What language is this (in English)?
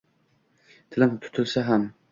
Uzbek